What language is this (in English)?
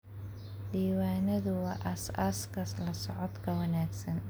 Somali